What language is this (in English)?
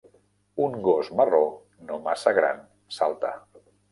Catalan